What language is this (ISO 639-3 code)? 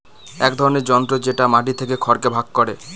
ben